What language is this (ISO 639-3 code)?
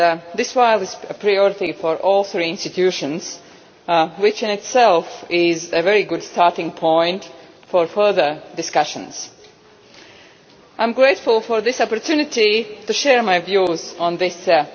eng